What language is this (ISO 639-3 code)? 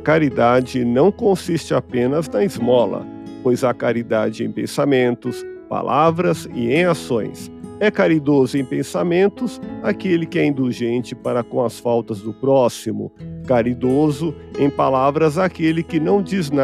por